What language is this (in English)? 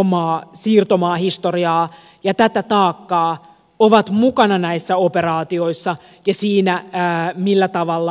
Finnish